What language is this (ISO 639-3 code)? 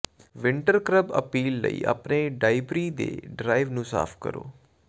pan